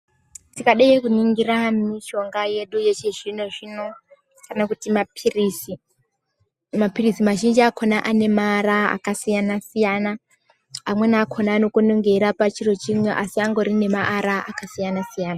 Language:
Ndau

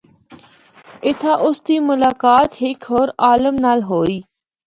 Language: Northern Hindko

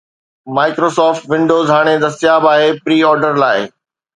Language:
Sindhi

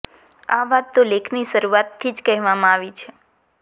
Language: Gujarati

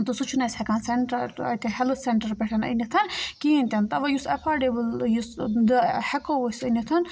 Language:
Kashmiri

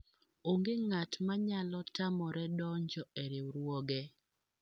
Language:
Luo (Kenya and Tanzania)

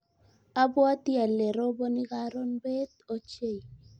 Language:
Kalenjin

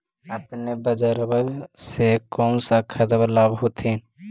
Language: Magahi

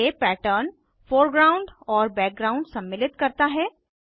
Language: Hindi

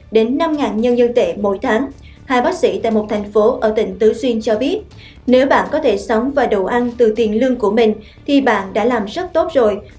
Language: Vietnamese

